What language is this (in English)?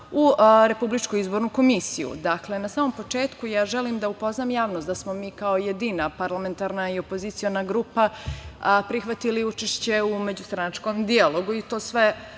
Serbian